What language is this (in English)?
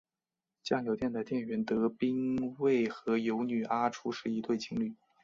Chinese